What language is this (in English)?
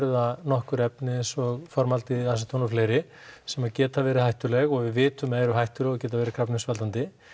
Icelandic